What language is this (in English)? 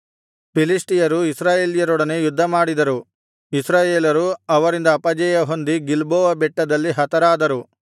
Kannada